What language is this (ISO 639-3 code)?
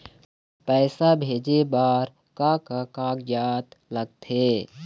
hne